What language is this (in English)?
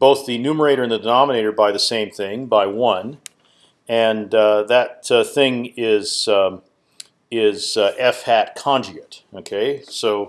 English